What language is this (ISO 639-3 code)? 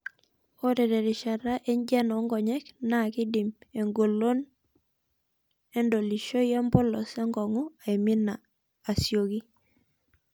mas